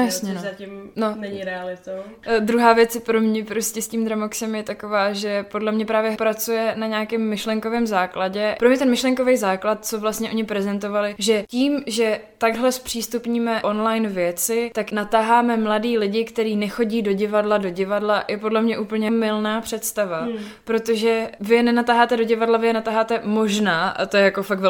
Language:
Czech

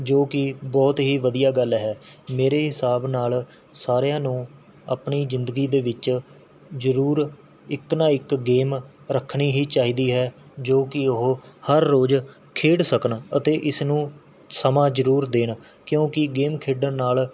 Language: Punjabi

